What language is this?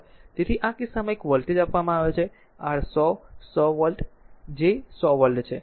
Gujarati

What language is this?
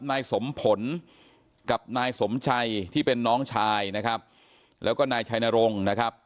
Thai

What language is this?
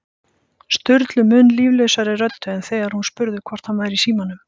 Icelandic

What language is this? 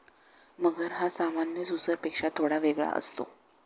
Marathi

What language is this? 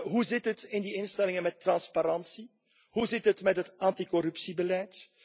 Dutch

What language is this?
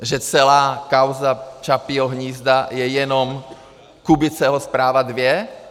Czech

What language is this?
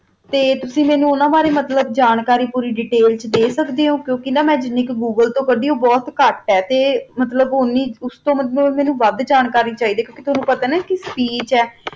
Punjabi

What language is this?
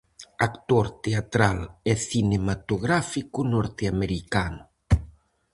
Galician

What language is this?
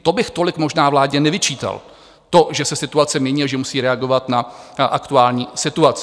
Czech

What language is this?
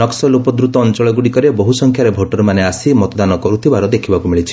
Odia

